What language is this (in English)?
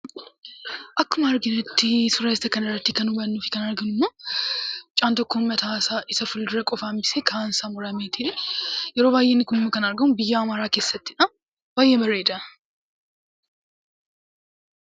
Oromo